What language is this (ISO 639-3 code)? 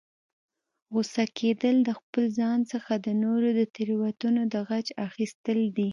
pus